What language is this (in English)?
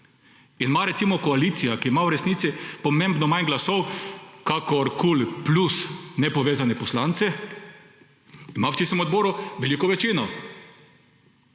Slovenian